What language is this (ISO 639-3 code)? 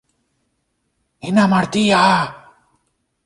ell